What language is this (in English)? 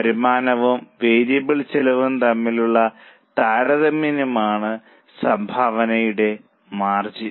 Malayalam